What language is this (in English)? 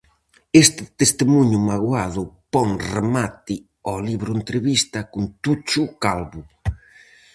Galician